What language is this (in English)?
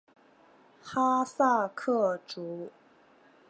Chinese